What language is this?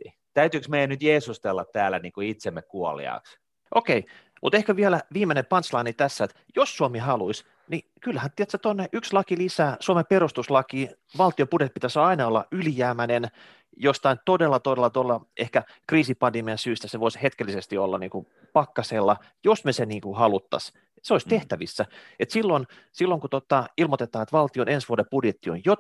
Finnish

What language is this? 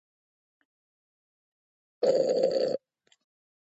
Georgian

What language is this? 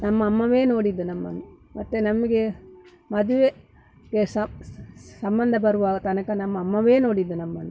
Kannada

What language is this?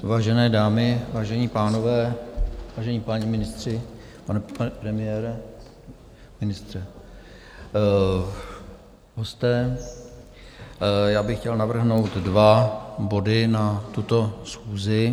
Czech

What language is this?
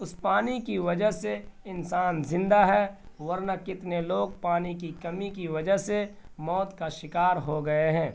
Urdu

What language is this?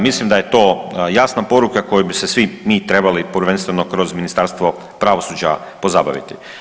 Croatian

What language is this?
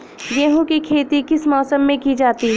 Hindi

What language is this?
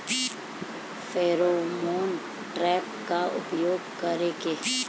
Bhojpuri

